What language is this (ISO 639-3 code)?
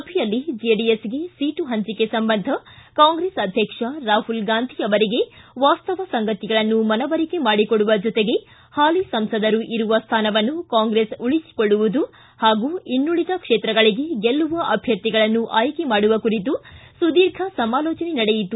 kan